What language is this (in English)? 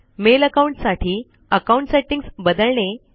Marathi